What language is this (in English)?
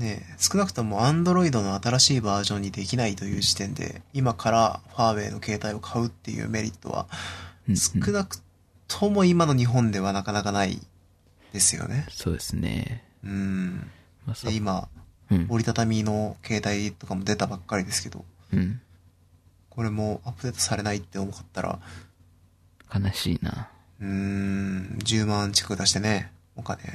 Japanese